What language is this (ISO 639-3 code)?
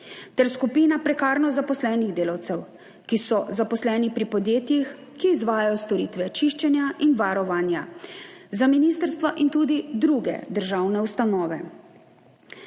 slv